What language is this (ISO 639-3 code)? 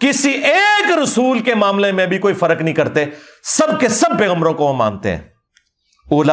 urd